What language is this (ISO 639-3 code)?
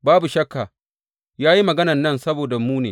hau